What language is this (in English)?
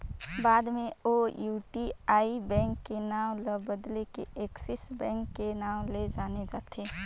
Chhattisgarhi